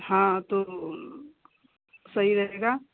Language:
Hindi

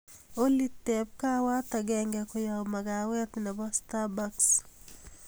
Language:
Kalenjin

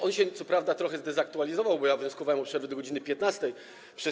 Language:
Polish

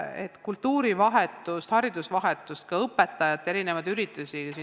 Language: Estonian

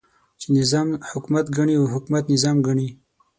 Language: Pashto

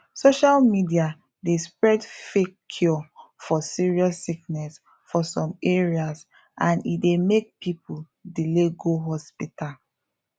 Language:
Nigerian Pidgin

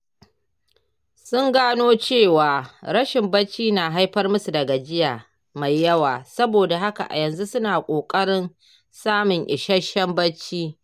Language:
Hausa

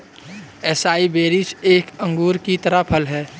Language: Hindi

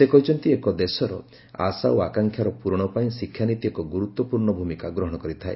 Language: Odia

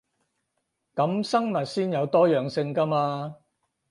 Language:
Cantonese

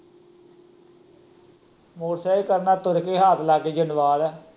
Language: Punjabi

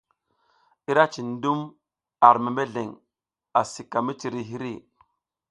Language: South Giziga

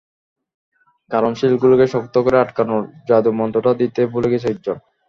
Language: Bangla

